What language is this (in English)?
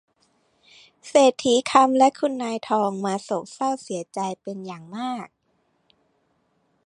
Thai